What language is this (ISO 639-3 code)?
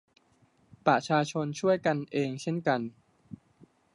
tha